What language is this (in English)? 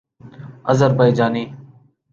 Urdu